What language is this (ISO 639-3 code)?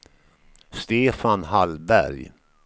swe